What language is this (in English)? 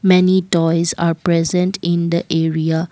English